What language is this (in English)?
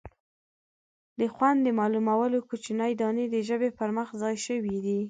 Pashto